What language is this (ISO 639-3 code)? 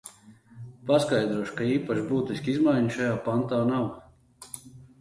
lav